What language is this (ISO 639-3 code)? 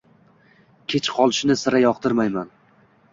uzb